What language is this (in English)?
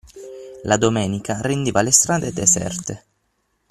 Italian